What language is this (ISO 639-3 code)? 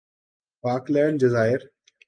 urd